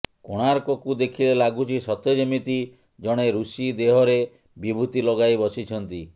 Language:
Odia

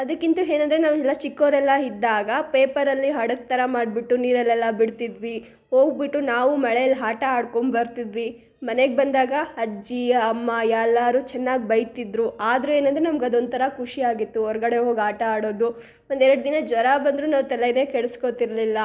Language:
Kannada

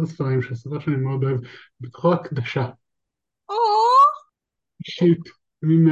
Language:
Hebrew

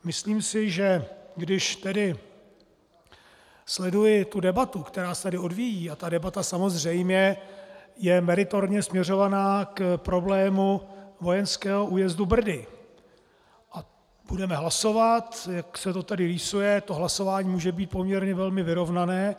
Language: Czech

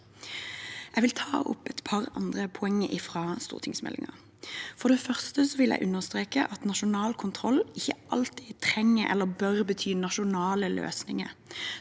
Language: Norwegian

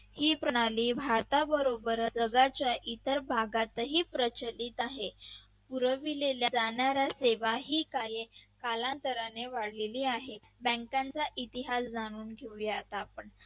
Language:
Marathi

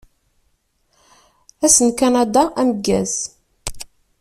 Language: Kabyle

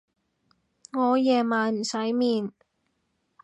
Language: Cantonese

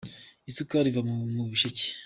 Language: Kinyarwanda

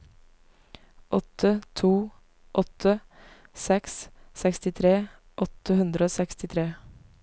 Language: Norwegian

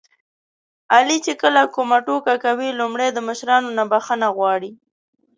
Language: Pashto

